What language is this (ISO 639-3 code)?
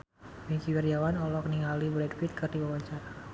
sun